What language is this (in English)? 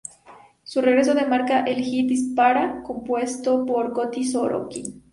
Spanish